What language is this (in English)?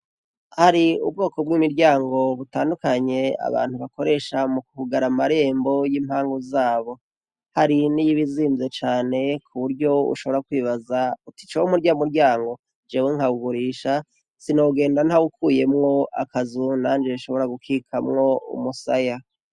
Rundi